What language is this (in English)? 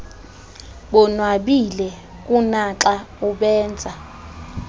Xhosa